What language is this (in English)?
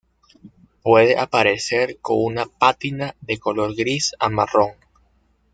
Spanish